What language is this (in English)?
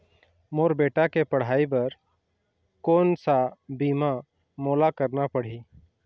Chhattisgarhi